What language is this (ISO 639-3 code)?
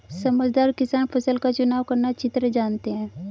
hin